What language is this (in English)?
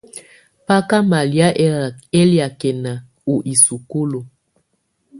Tunen